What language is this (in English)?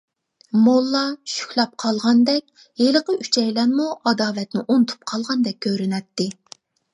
Uyghur